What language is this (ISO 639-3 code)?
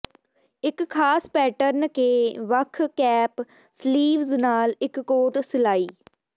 pan